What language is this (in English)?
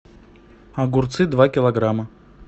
Russian